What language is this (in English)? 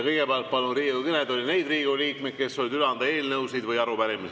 Estonian